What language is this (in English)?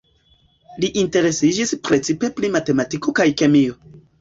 Esperanto